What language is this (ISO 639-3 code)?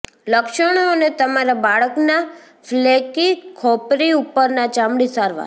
guj